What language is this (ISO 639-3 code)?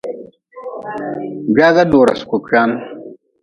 nmz